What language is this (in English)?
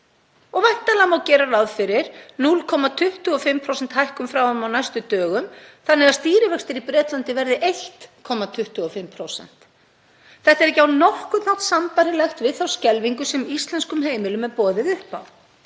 Icelandic